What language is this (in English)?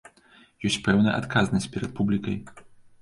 Belarusian